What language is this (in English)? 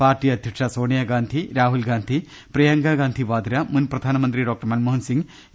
Malayalam